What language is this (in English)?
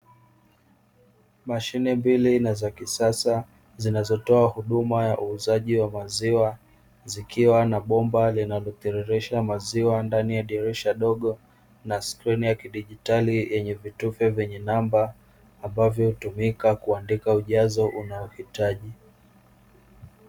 Swahili